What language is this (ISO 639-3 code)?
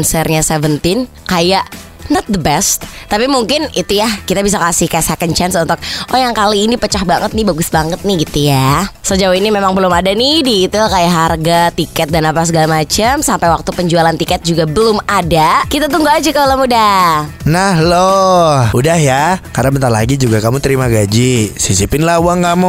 ind